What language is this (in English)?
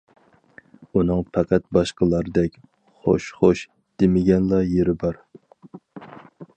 Uyghur